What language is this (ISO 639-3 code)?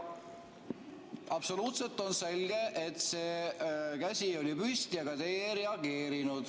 est